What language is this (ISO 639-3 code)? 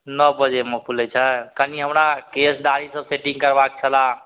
mai